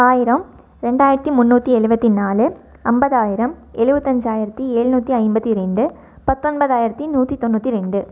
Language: Tamil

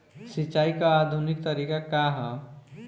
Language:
Bhojpuri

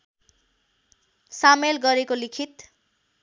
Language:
Nepali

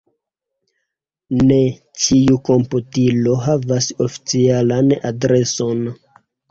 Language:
Esperanto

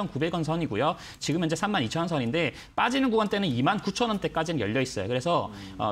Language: Korean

